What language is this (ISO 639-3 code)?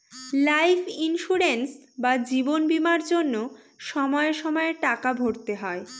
ben